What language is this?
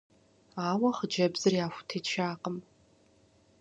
Kabardian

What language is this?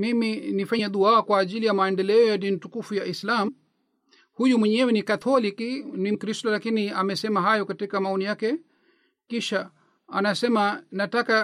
Swahili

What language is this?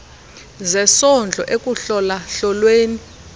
Xhosa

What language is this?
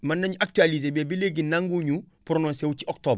Wolof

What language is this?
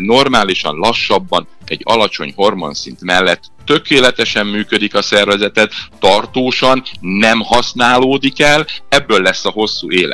Hungarian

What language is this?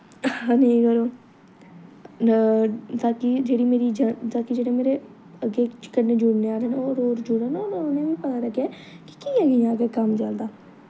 Dogri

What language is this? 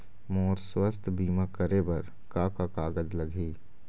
Chhattisgarhi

